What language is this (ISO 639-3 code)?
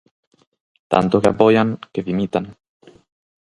glg